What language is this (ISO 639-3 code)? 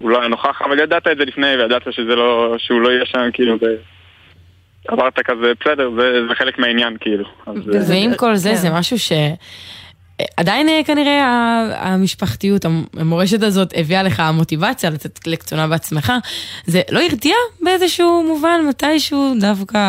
heb